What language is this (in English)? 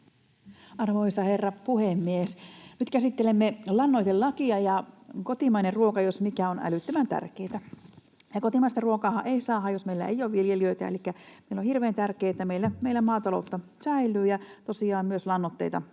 Finnish